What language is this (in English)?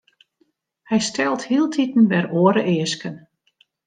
Western Frisian